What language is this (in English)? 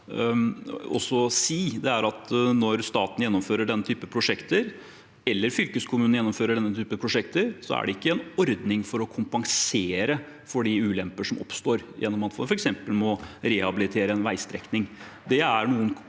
Norwegian